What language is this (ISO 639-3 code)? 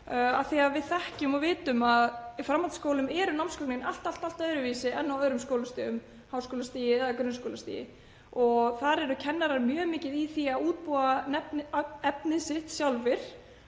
isl